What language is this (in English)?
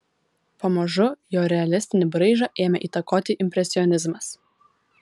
Lithuanian